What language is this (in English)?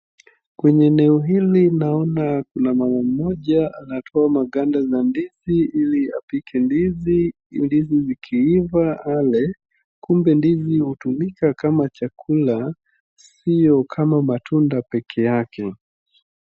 Swahili